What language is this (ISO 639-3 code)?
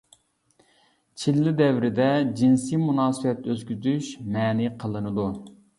uig